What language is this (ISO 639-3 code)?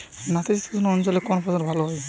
ben